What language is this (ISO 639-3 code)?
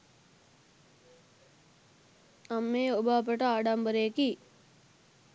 sin